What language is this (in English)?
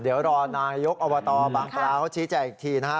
Thai